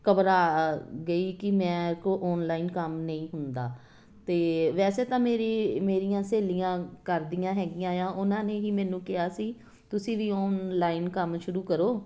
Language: Punjabi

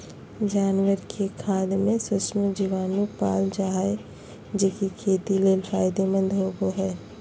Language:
Magahi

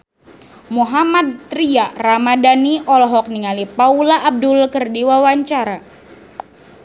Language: Sundanese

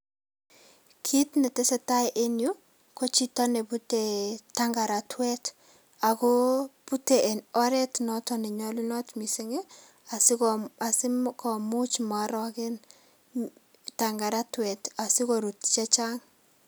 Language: Kalenjin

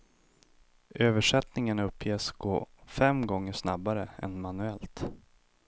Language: Swedish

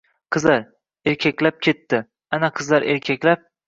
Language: Uzbek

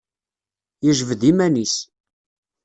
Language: Kabyle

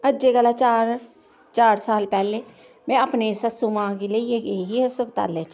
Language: Dogri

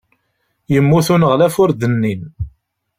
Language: Kabyle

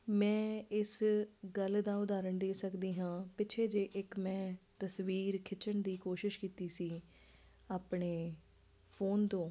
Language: Punjabi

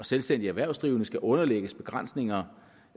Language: Danish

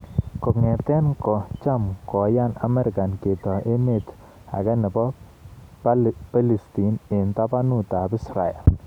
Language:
Kalenjin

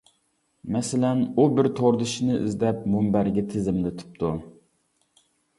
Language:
Uyghur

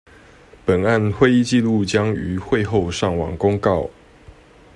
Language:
Chinese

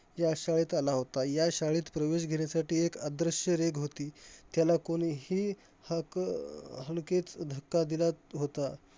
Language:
Marathi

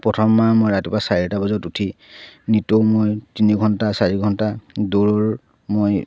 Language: Assamese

